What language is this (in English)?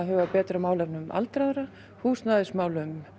Icelandic